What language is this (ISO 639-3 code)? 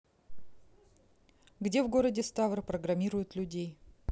rus